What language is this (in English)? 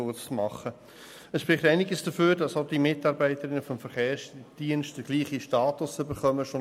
Swiss German